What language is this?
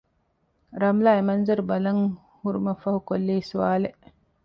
Divehi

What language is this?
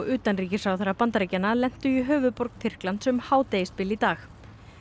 Icelandic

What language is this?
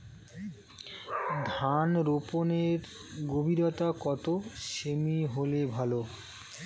Bangla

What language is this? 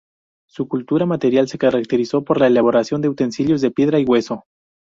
Spanish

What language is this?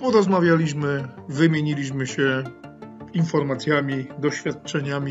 Polish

